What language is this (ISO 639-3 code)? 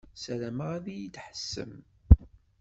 kab